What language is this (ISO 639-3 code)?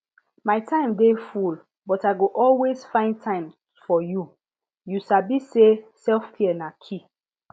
pcm